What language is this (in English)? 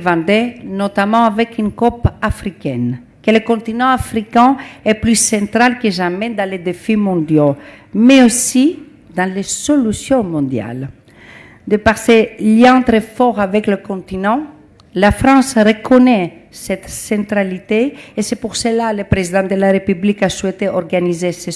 French